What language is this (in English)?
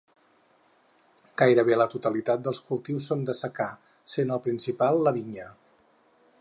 Catalan